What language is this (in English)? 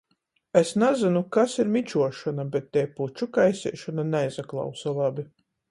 Latgalian